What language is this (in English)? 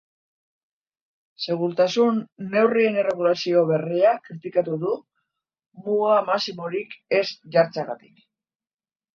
Basque